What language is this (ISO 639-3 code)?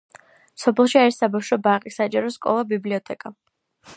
kat